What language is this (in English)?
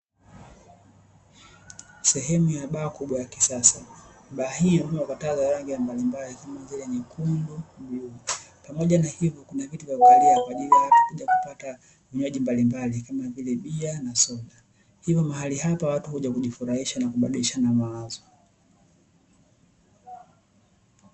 Swahili